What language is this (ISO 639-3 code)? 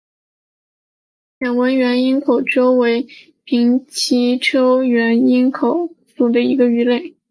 zho